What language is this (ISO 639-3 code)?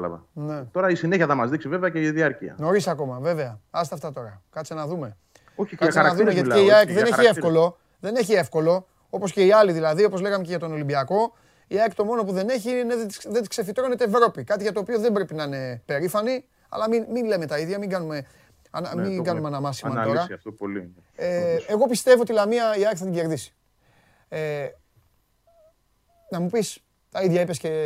ell